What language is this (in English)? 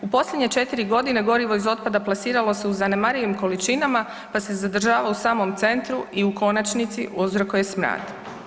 Croatian